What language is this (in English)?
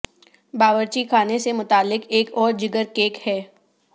Urdu